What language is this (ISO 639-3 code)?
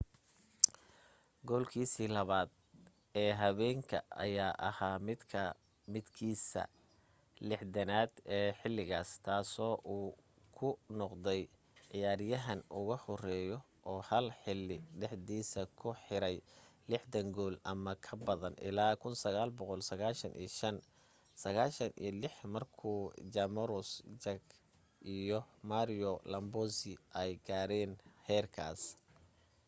som